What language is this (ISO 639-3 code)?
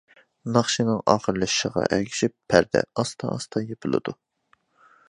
uig